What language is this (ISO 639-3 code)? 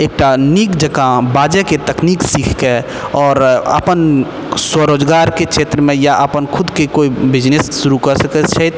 mai